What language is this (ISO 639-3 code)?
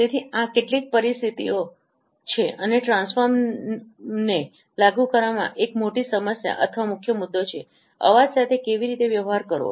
guj